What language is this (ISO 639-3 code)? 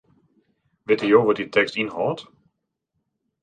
fry